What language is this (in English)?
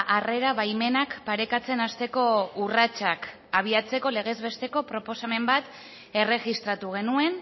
Basque